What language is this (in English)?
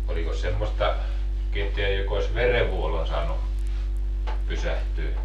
Finnish